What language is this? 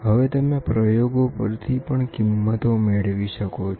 Gujarati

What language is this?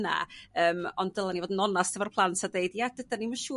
Welsh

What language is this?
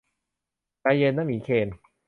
Thai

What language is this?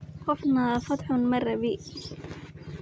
Somali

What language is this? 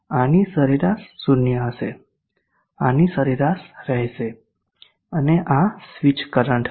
Gujarati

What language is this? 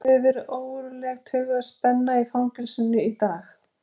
Icelandic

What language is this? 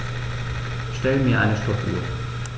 German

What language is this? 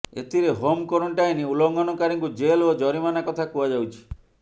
Odia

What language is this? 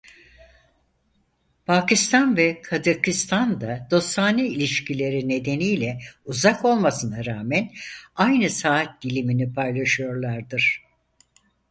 Turkish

